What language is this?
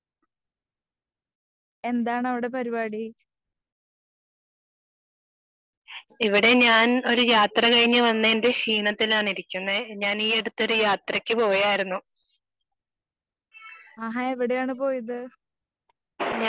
Malayalam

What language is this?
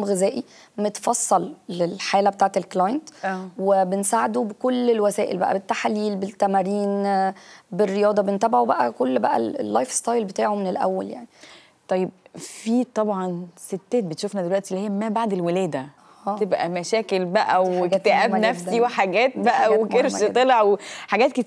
Arabic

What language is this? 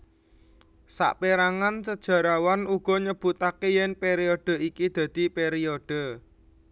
Javanese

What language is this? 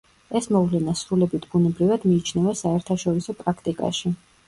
Georgian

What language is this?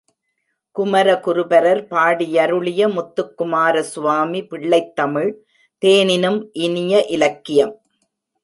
Tamil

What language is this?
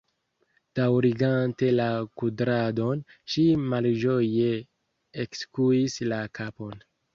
Esperanto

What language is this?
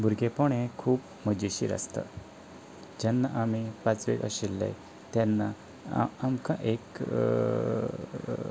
Konkani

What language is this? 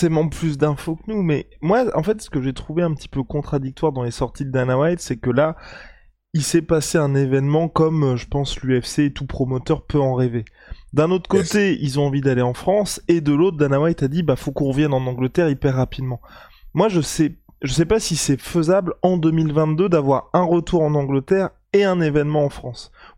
French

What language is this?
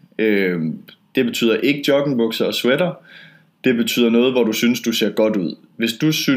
Danish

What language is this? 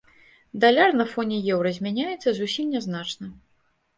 Belarusian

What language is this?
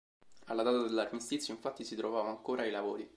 Italian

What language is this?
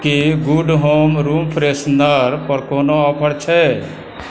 Maithili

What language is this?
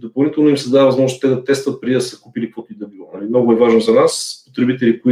Bulgarian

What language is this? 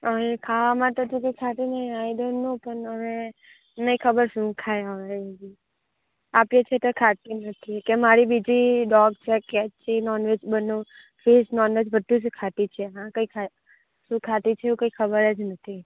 Gujarati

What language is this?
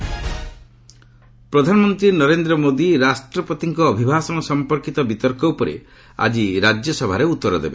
Odia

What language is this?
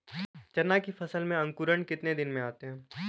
Hindi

